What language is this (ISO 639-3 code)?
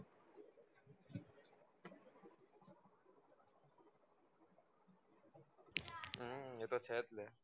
guj